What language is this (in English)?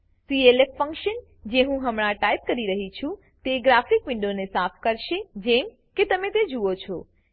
Gujarati